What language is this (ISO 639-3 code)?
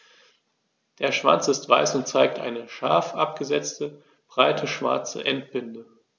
deu